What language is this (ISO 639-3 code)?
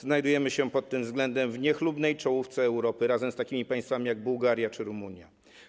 pol